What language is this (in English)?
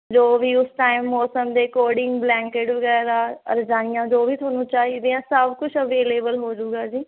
Punjabi